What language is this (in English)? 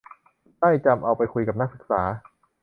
Thai